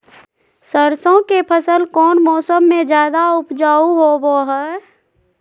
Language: Magahi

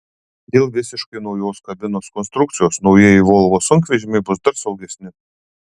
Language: Lithuanian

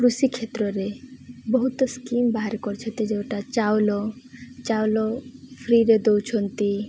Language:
Odia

